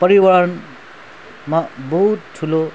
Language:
Nepali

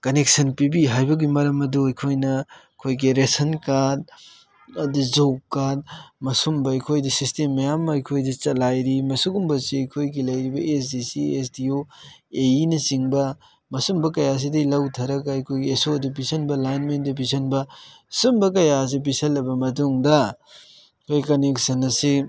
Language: Manipuri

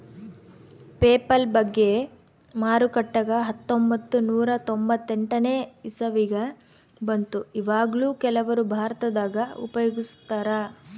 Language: Kannada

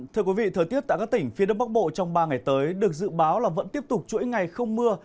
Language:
Vietnamese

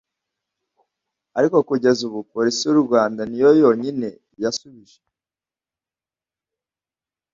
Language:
Kinyarwanda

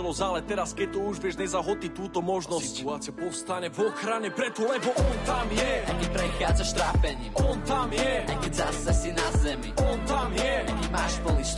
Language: Slovak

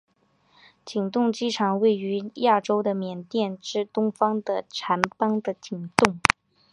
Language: Chinese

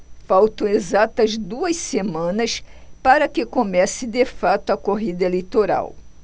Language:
Portuguese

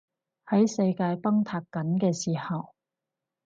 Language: Cantonese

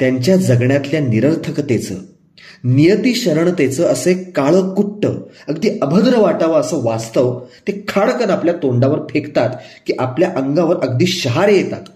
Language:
Marathi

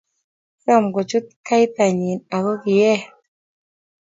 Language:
Kalenjin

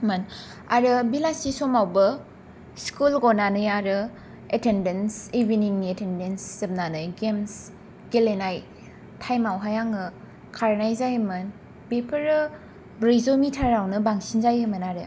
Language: Bodo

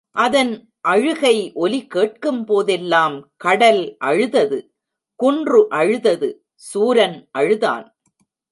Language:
Tamil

